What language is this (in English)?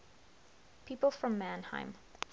English